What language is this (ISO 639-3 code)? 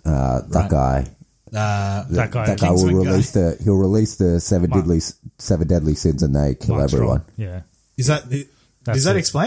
eng